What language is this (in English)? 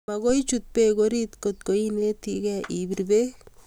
Kalenjin